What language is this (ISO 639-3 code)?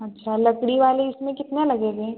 hin